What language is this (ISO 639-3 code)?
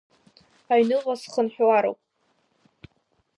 abk